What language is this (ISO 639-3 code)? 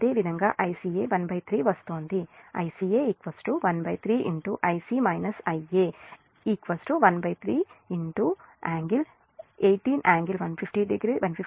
tel